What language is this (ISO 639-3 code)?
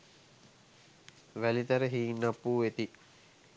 sin